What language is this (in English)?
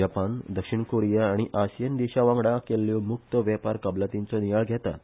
Konkani